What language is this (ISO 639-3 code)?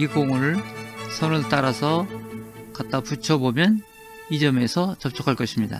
kor